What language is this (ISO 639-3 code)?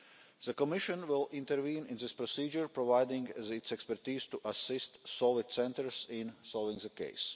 eng